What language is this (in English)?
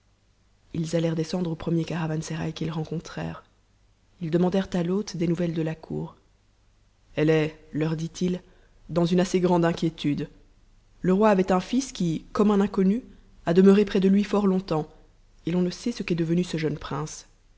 French